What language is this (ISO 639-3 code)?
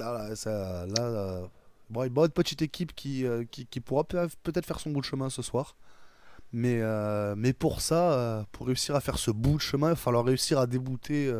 fra